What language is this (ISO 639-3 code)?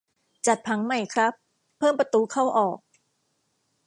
tha